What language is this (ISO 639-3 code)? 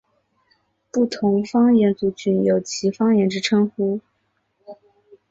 zho